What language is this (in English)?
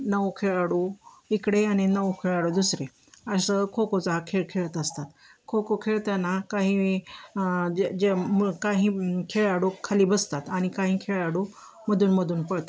Marathi